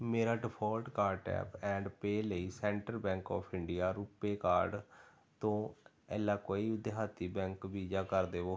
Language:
Punjabi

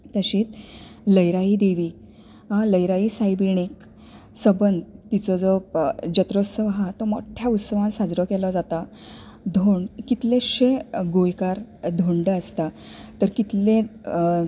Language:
Konkani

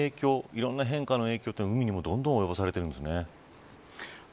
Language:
Japanese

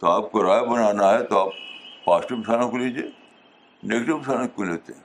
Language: Urdu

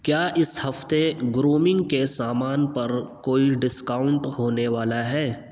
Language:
Urdu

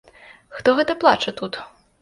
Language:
Belarusian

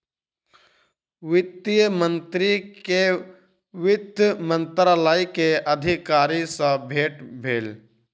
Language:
Maithili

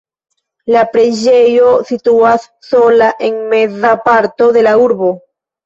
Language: Esperanto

